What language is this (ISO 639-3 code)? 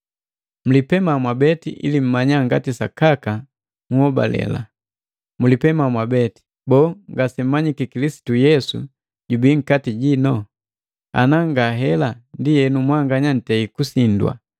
mgv